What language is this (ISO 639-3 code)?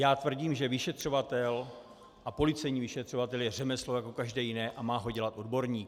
ces